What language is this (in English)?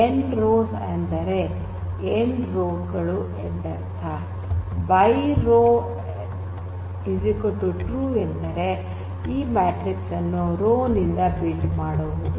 Kannada